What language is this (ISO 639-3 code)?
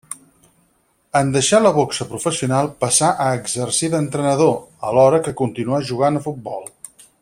cat